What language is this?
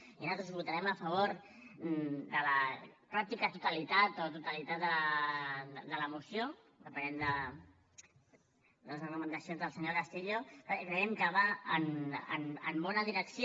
Catalan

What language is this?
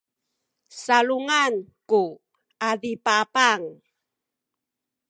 Sakizaya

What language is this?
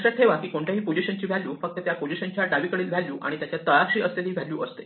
Marathi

